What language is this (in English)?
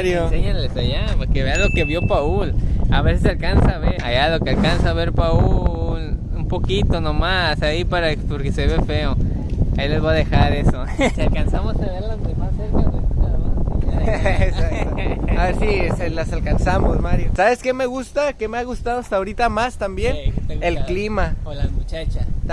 Spanish